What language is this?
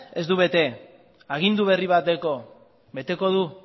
Basque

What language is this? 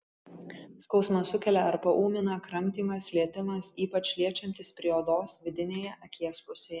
Lithuanian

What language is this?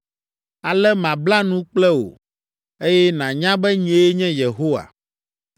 Ewe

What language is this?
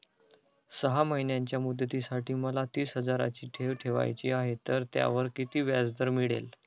Marathi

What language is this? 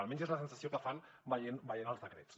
Catalan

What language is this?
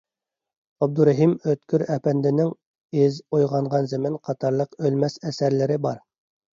Uyghur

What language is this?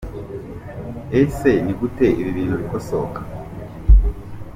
Kinyarwanda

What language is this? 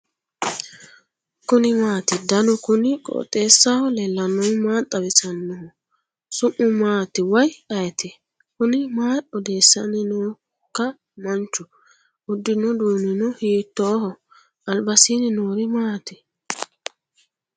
Sidamo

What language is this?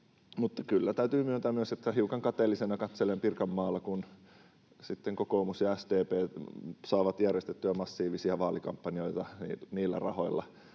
Finnish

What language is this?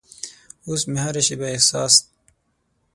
Pashto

